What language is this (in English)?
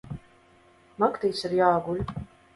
Latvian